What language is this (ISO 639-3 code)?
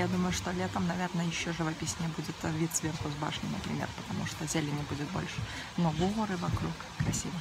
rus